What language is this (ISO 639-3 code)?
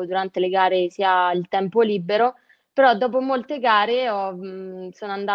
ita